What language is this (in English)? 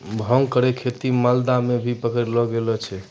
Maithili